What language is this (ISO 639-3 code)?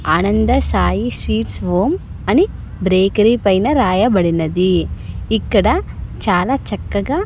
tel